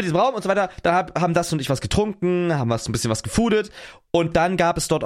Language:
German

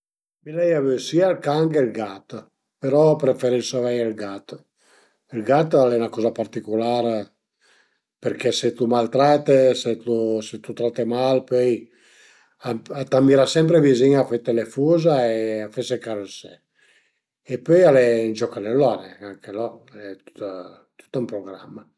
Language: Piedmontese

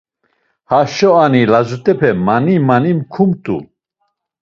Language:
Laz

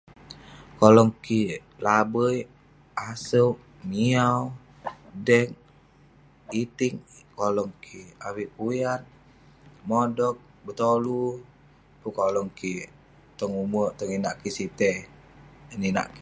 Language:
Western Penan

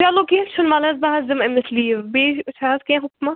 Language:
Kashmiri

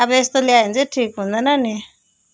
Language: Nepali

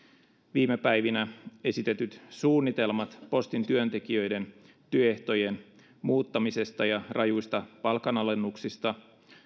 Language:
Finnish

